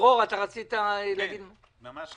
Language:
Hebrew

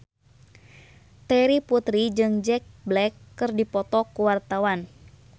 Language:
Sundanese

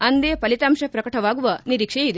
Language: Kannada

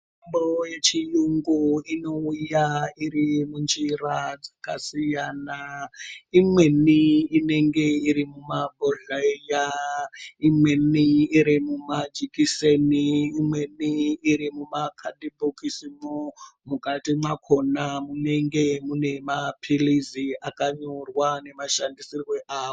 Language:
Ndau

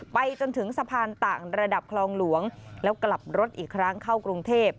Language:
Thai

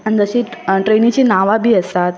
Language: Konkani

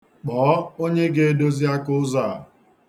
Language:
Igbo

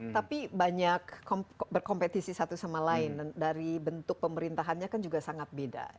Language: Indonesian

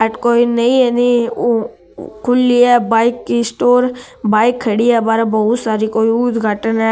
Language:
Marwari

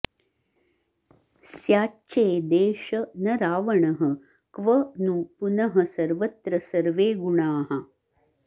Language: Sanskrit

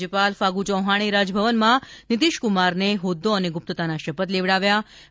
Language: Gujarati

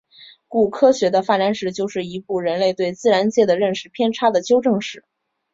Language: Chinese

